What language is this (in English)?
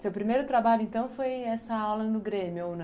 Portuguese